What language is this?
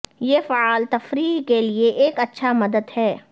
Urdu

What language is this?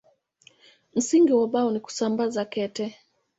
Swahili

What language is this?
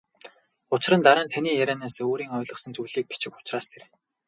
Mongolian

